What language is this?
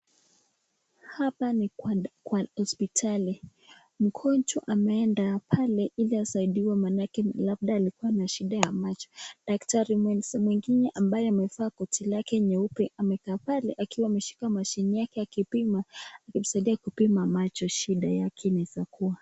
Swahili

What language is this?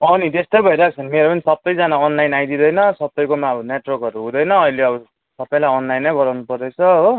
Nepali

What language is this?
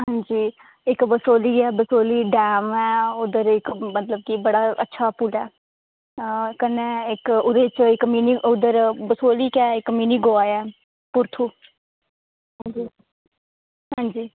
Dogri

